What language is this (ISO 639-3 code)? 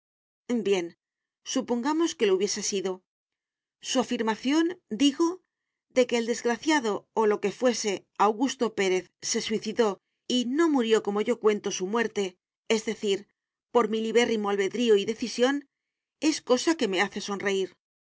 spa